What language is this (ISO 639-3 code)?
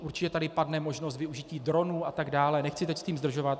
ces